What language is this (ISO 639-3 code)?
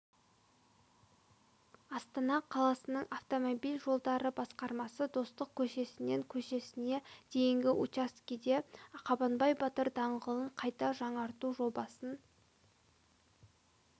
kaz